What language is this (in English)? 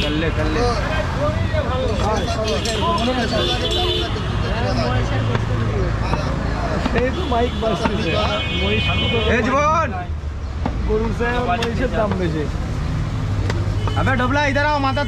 Romanian